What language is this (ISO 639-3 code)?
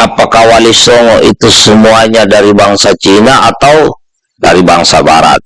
ind